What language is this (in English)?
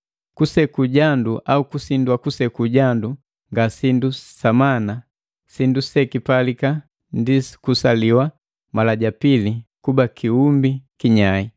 Matengo